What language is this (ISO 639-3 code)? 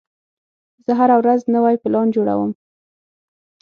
pus